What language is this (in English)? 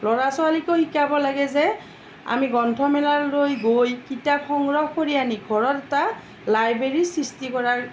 Assamese